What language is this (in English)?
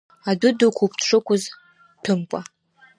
Abkhazian